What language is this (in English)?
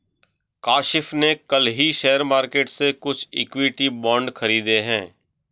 Hindi